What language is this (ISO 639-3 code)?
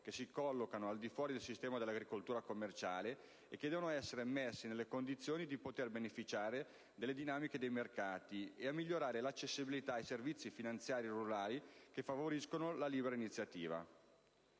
ita